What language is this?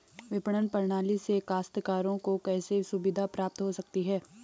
Hindi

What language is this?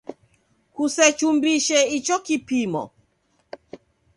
Taita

